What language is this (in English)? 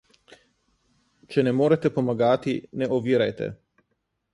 Slovenian